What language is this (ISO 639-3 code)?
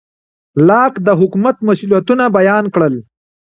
pus